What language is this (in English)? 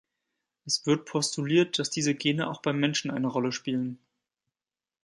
German